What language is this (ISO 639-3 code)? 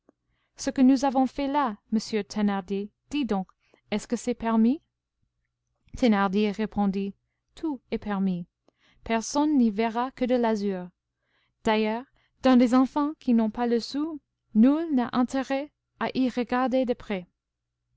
fra